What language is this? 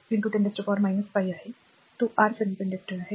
Marathi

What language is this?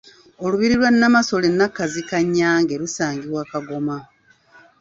Ganda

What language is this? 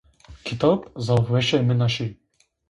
Zaza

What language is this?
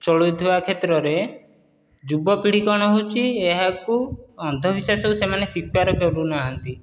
Odia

